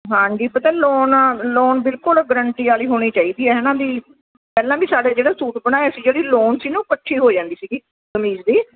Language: Punjabi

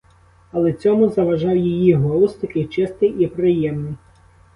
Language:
Ukrainian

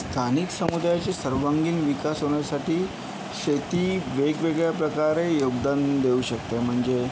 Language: Marathi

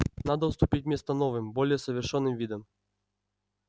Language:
Russian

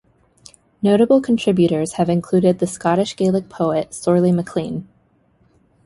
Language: English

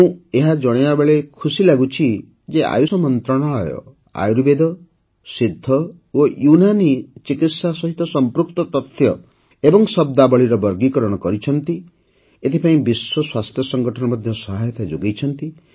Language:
Odia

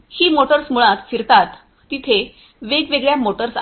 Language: Marathi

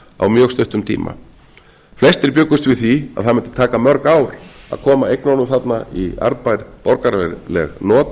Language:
Icelandic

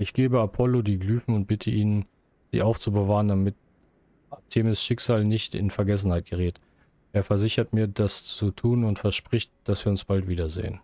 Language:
German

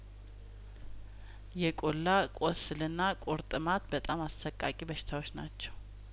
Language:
Amharic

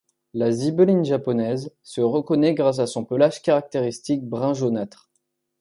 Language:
French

